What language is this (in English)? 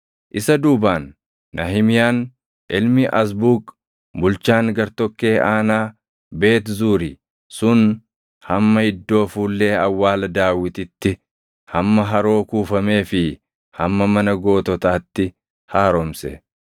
Oromo